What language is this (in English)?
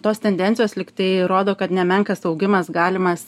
Lithuanian